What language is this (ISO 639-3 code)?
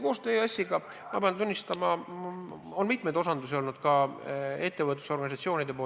est